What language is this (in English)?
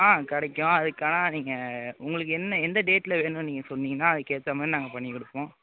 Tamil